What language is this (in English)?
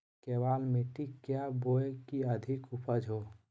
Magahi